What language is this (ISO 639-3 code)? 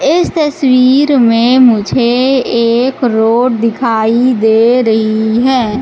hin